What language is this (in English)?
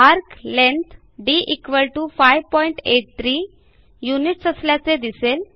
Marathi